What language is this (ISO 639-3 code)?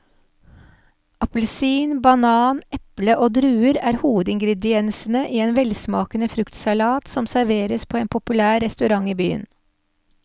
nor